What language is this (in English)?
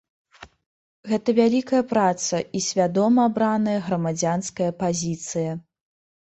Belarusian